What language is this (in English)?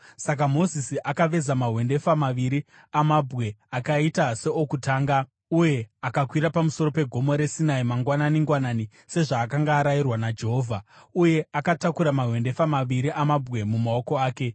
Shona